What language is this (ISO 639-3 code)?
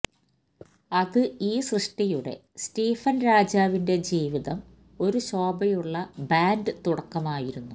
mal